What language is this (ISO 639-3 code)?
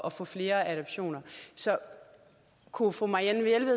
dan